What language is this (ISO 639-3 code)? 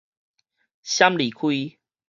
nan